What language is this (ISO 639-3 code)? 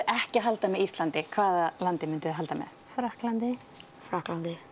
isl